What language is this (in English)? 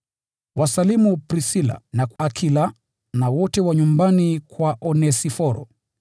Swahili